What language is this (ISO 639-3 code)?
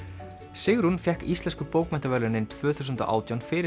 isl